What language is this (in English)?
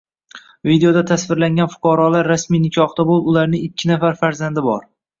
Uzbek